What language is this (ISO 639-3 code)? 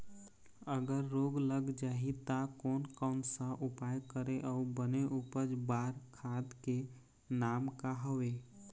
hne